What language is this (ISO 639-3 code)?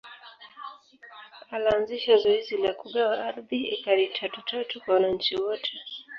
swa